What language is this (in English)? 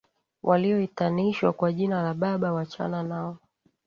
Swahili